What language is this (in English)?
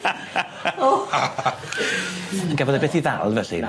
Welsh